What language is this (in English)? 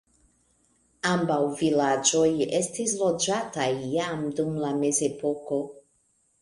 Esperanto